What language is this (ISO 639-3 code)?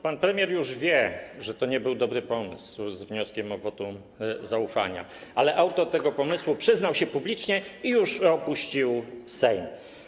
pol